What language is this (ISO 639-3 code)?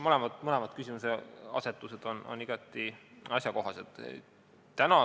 est